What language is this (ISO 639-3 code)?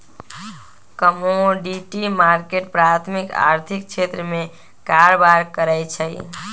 mag